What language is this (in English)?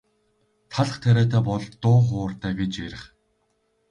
Mongolian